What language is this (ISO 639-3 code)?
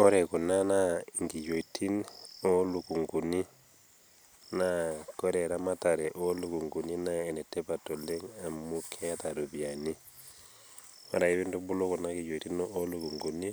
mas